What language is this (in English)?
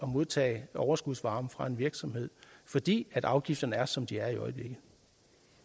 Danish